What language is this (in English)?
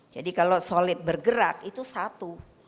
Indonesian